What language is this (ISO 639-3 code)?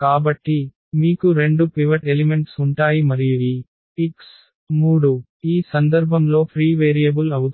tel